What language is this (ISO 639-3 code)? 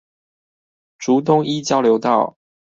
zho